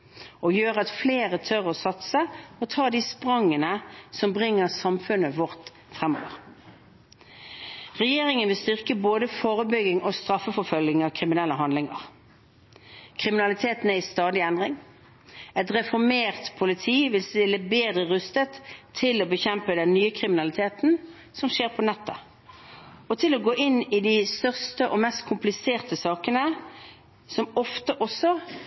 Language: Norwegian Bokmål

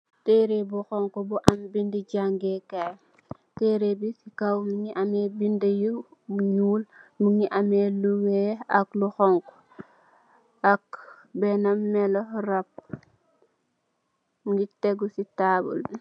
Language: Wolof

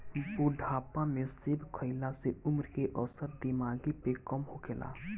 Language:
Bhojpuri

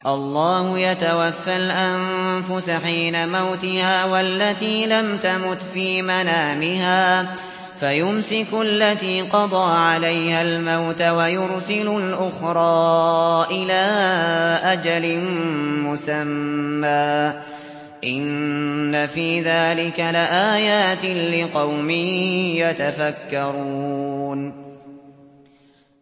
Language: Arabic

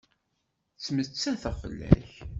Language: Kabyle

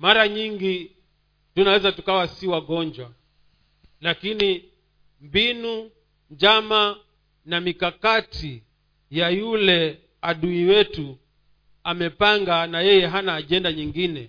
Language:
Swahili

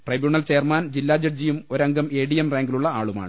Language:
Malayalam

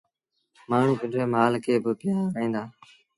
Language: Sindhi Bhil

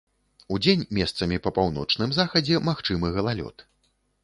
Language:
Belarusian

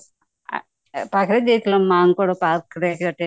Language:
Odia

